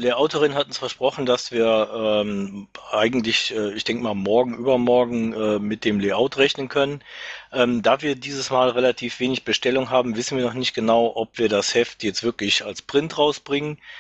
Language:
German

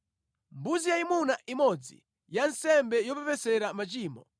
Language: Nyanja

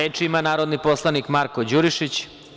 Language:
Serbian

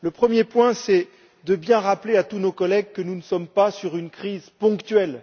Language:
French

